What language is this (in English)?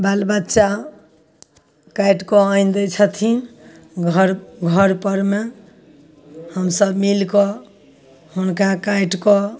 Maithili